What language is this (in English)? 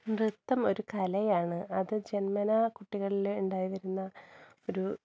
Malayalam